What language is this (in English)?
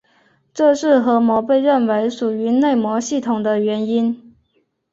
Chinese